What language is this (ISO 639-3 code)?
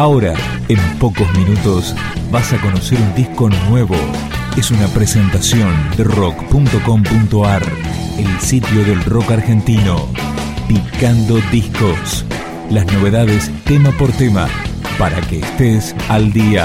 spa